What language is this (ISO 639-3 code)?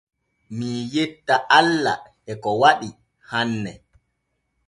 fue